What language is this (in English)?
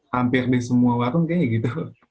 Indonesian